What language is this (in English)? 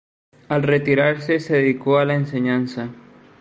Spanish